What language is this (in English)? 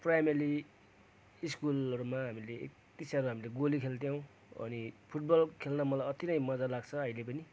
Nepali